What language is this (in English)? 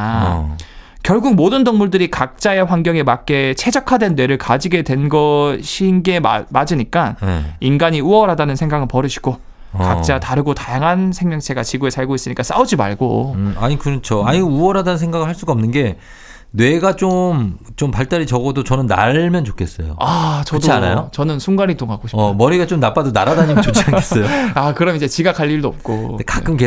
Korean